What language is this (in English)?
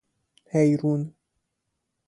Persian